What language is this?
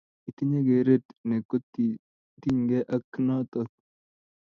Kalenjin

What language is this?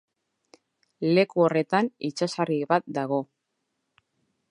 Basque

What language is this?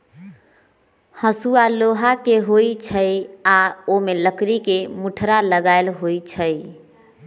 Magahi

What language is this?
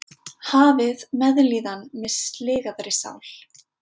Icelandic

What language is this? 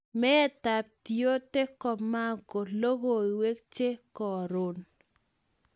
Kalenjin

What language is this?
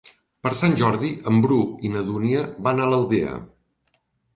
Catalan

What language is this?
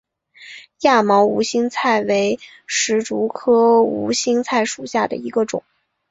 Chinese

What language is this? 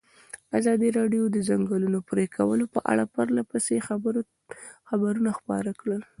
Pashto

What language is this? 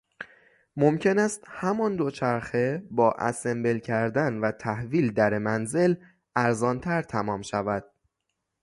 Persian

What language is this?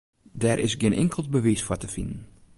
Western Frisian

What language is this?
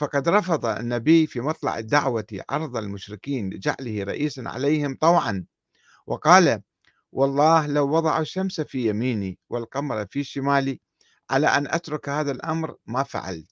Arabic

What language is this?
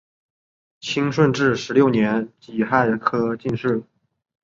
Chinese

